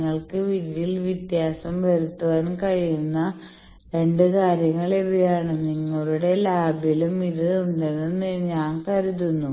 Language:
Malayalam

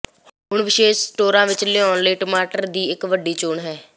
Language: Punjabi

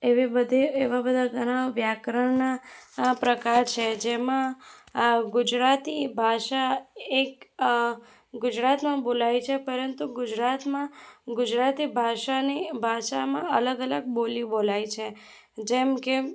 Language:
Gujarati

